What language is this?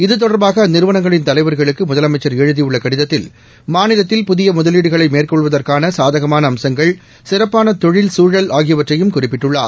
Tamil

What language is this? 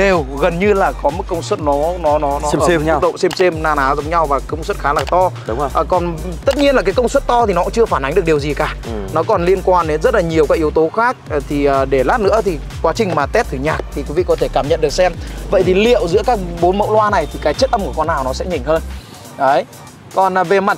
Vietnamese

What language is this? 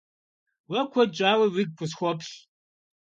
Kabardian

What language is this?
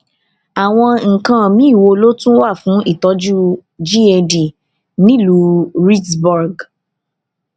Yoruba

